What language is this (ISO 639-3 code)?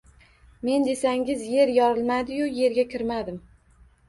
uzb